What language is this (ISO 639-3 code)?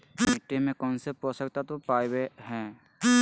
mag